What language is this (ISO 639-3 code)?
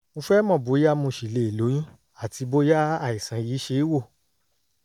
yor